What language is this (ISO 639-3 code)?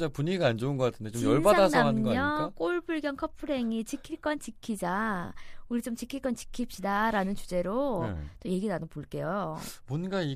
kor